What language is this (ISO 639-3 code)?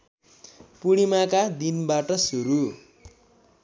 nep